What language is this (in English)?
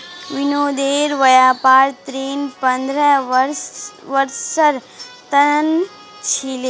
Magahi